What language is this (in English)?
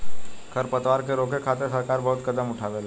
Bhojpuri